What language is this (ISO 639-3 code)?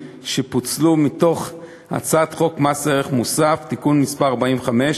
heb